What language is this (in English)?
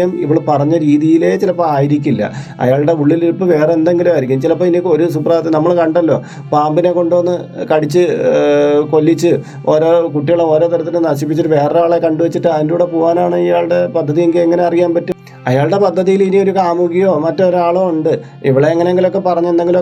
Malayalam